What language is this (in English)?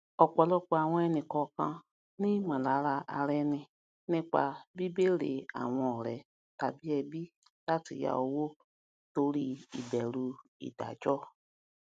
Yoruba